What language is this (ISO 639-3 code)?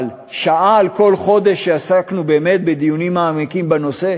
heb